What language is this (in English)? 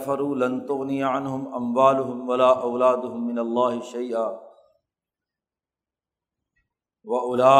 Urdu